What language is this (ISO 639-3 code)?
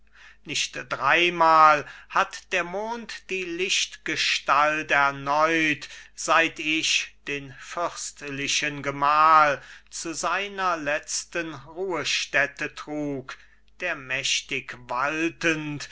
deu